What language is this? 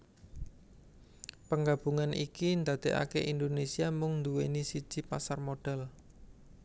Javanese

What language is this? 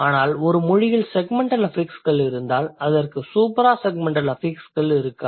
Tamil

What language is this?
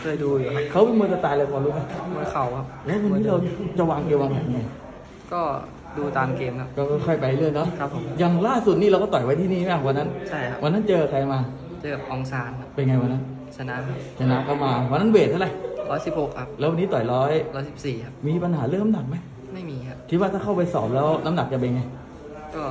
Thai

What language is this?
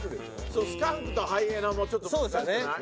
Japanese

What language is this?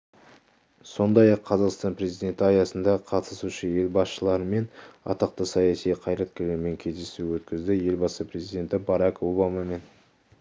Kazakh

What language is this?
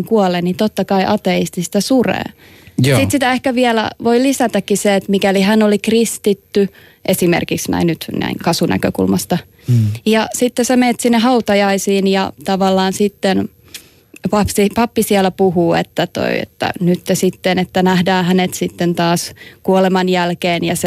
Finnish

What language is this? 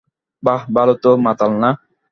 Bangla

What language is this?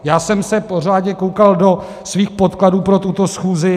Czech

